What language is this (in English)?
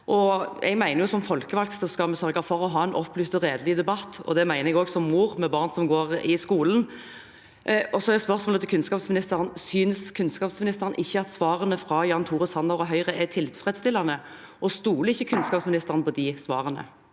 Norwegian